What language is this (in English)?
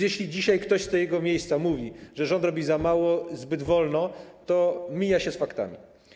Polish